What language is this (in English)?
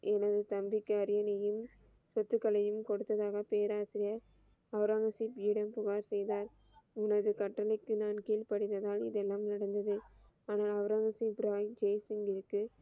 Tamil